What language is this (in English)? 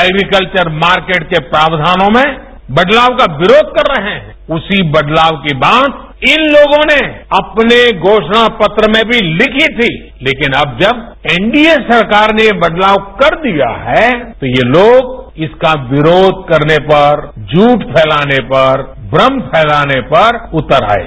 Hindi